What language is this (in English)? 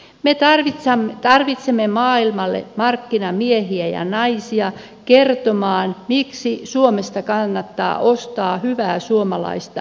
Finnish